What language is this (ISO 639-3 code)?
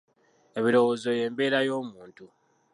lug